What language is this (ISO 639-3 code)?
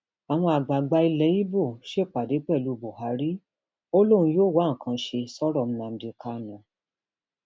yor